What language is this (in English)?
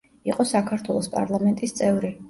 Georgian